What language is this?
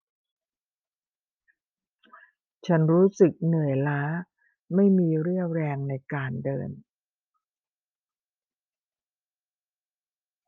Thai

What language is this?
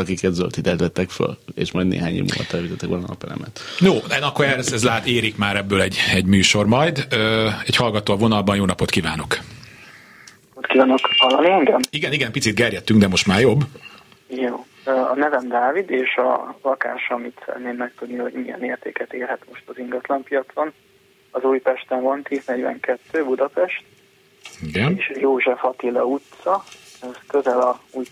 Hungarian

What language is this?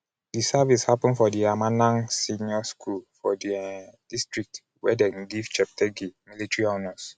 Nigerian Pidgin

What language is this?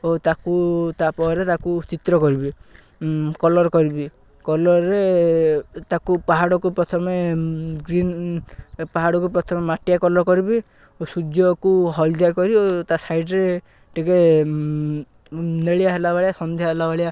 Odia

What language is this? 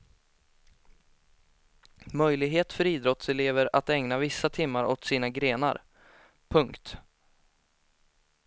Swedish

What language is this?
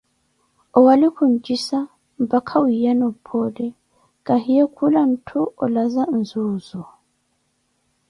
Koti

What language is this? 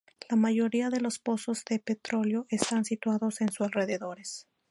Spanish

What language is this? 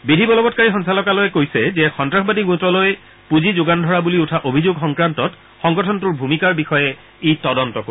Assamese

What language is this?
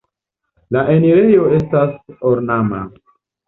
Esperanto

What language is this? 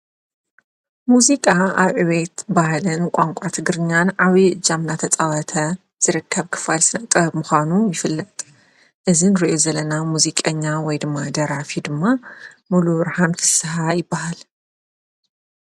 Tigrinya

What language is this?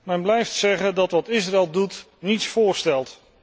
Dutch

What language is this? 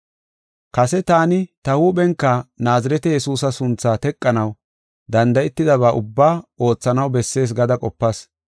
Gofa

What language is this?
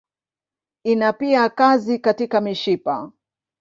Swahili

